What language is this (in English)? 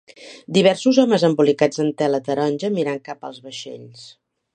Catalan